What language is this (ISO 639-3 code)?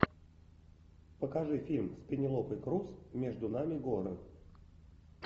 rus